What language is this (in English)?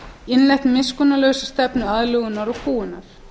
Icelandic